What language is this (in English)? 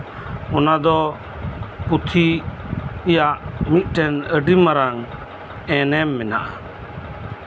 Santali